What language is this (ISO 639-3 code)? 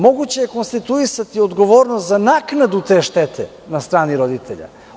srp